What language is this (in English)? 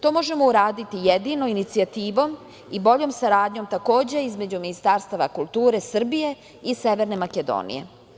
Serbian